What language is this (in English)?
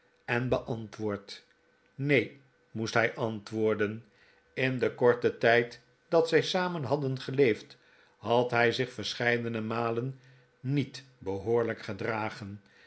Dutch